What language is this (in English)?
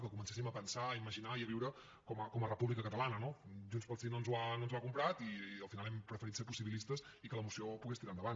Catalan